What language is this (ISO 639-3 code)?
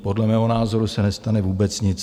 ces